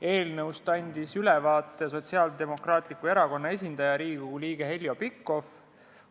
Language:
Estonian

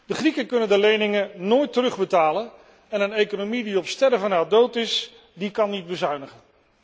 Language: Dutch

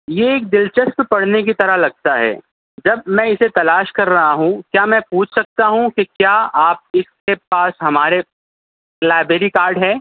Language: Urdu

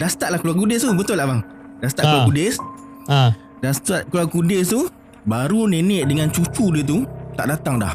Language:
Malay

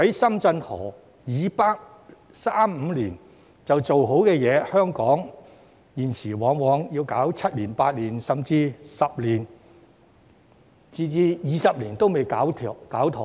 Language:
Cantonese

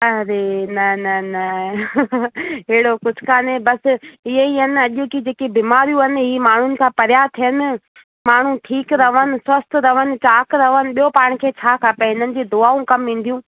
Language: Sindhi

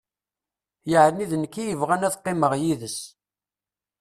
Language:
Kabyle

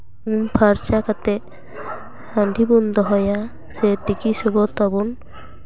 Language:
Santali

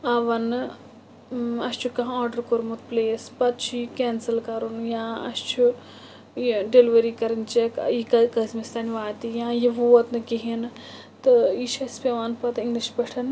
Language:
Kashmiri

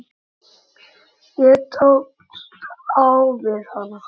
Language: Icelandic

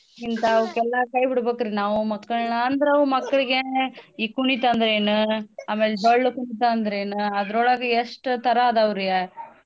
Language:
Kannada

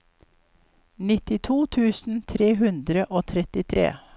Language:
Norwegian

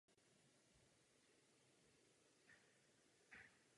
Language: Czech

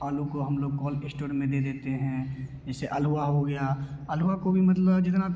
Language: Hindi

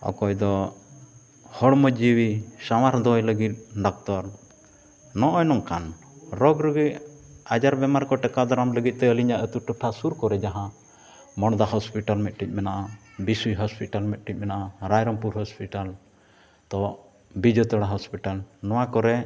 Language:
Santali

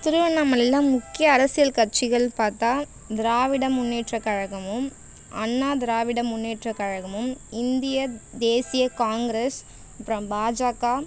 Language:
Tamil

